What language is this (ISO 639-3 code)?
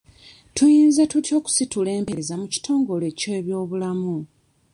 lug